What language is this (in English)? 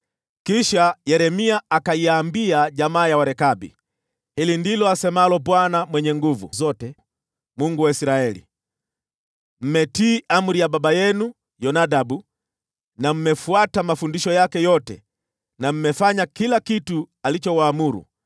Swahili